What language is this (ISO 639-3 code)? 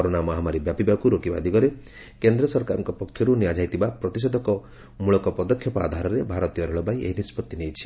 ori